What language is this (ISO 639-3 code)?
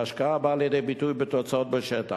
heb